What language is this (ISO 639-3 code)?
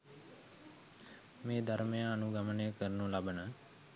sin